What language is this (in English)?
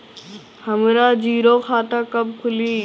Bhojpuri